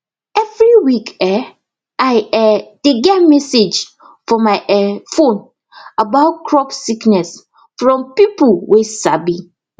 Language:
Nigerian Pidgin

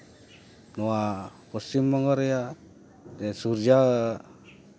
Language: Santali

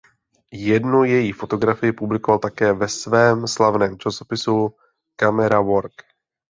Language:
Czech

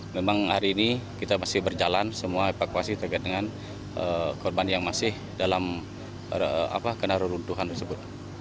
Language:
Indonesian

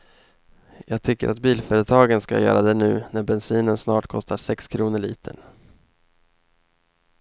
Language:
Swedish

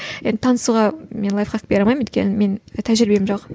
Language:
Kazakh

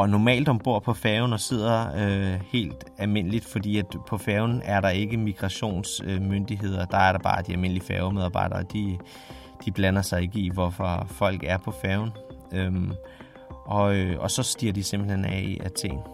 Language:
Danish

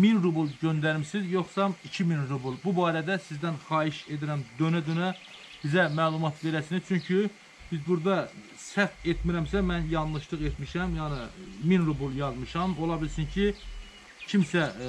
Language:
Turkish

